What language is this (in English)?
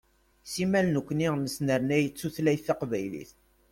Kabyle